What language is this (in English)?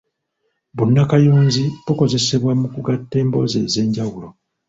Ganda